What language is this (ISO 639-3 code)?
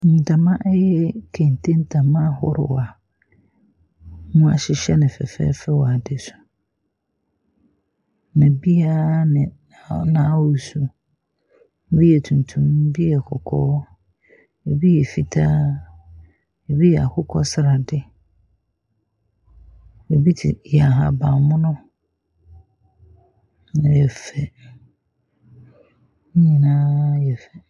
aka